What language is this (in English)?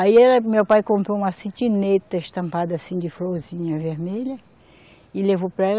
Portuguese